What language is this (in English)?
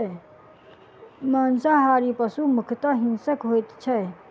Maithili